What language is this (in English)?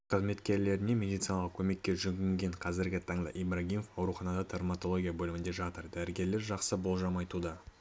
Kazakh